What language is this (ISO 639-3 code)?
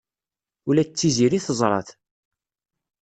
kab